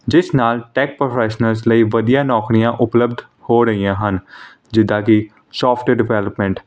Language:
Punjabi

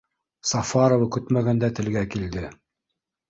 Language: Bashkir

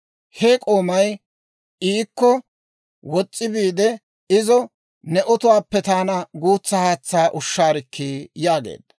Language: Dawro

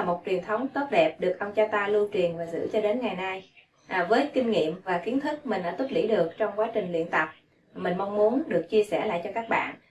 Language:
Vietnamese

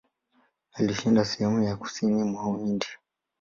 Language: Swahili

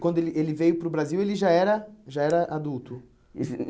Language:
Portuguese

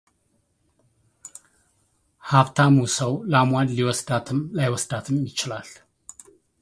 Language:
Amharic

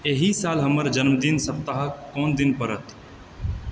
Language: Maithili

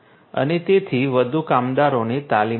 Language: Gujarati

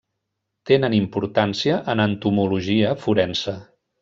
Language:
Catalan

